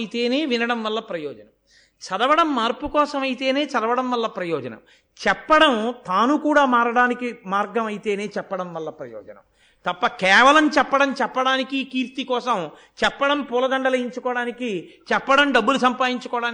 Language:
Telugu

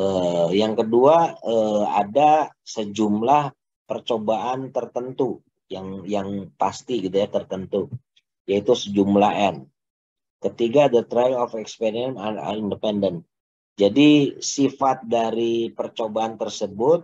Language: Indonesian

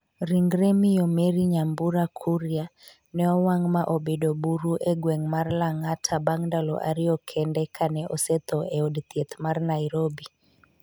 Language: Luo (Kenya and Tanzania)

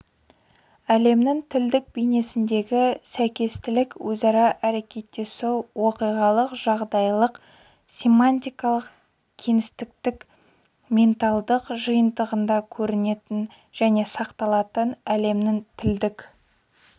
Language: Kazakh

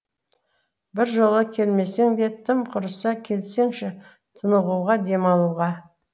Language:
Kazakh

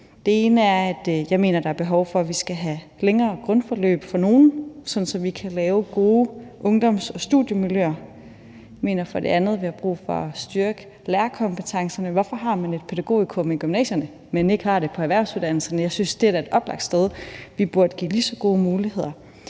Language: Danish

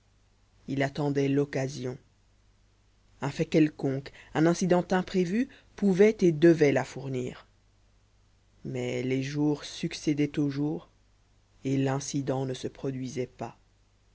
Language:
French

